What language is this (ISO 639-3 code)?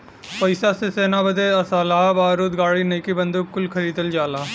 bho